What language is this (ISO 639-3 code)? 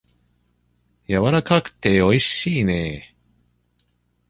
jpn